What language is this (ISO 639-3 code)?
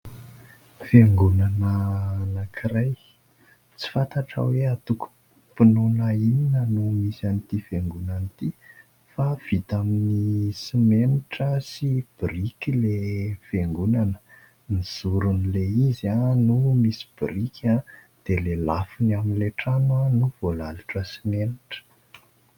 mlg